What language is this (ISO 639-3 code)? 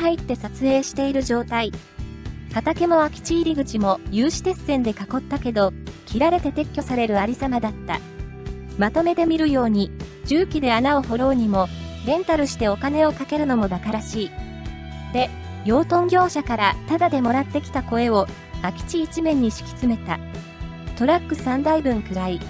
jpn